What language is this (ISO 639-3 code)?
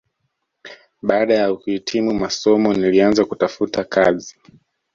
swa